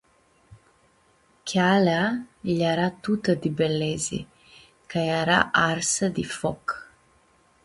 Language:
Aromanian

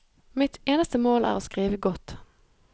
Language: Norwegian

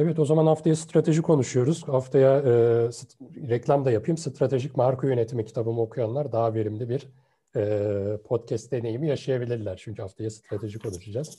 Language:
Turkish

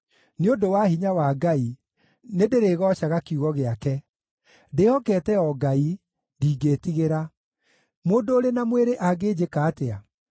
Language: Kikuyu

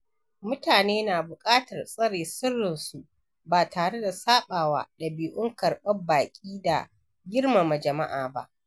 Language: Hausa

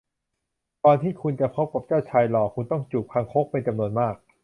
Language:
Thai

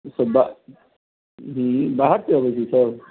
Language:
Maithili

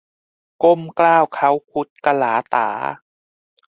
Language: Thai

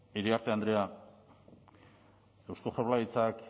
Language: Basque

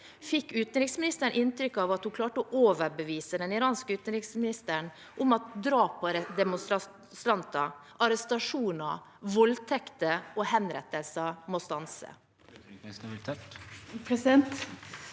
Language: Norwegian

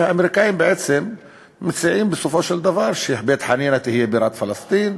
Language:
Hebrew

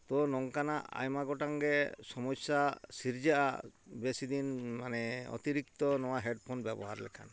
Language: Santali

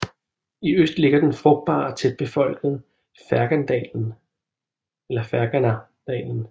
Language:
Danish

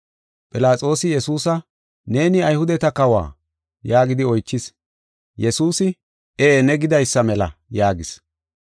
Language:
Gofa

